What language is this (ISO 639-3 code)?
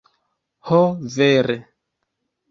epo